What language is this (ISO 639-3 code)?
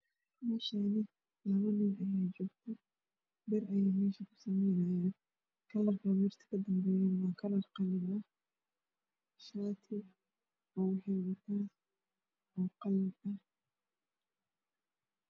som